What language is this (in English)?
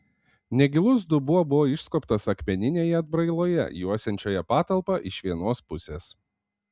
Lithuanian